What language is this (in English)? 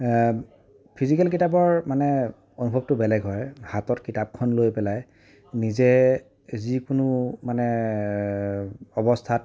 Assamese